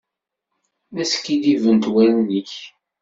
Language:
Kabyle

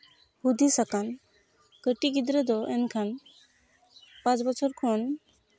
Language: Santali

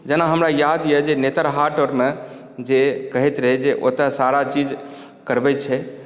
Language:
Maithili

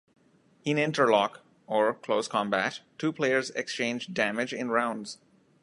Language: English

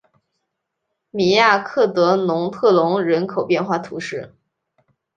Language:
Chinese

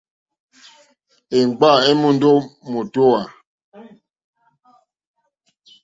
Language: Mokpwe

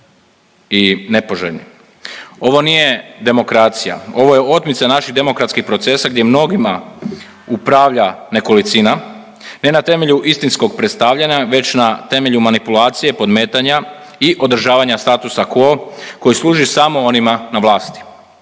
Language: Croatian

